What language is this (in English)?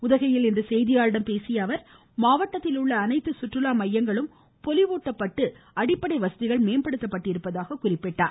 Tamil